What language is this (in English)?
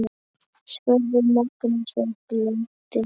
Icelandic